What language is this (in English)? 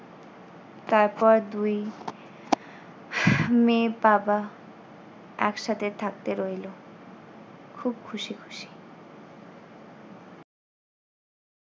Bangla